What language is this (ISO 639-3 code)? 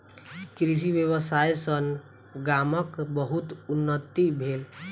mai